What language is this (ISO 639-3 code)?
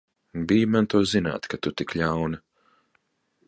lav